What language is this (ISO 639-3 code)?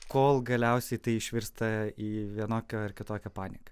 lit